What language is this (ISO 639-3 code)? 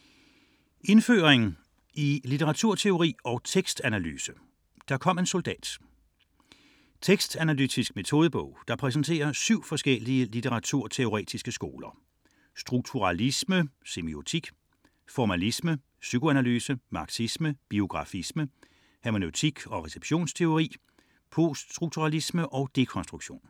dan